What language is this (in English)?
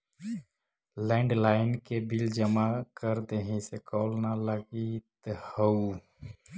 Magahi